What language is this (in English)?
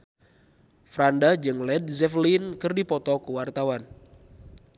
Sundanese